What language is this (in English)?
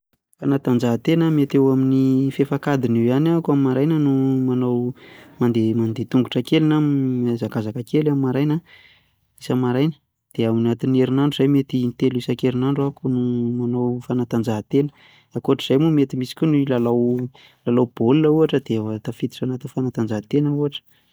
Malagasy